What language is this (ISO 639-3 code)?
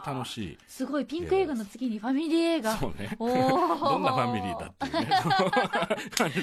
jpn